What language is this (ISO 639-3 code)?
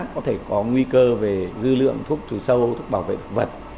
vie